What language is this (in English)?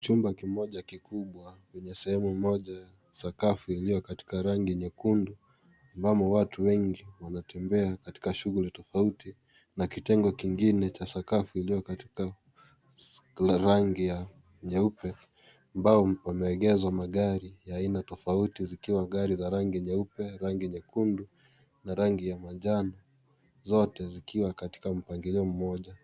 Swahili